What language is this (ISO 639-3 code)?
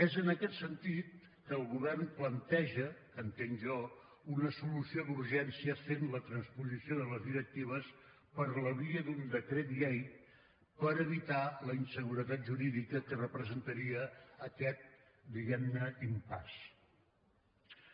cat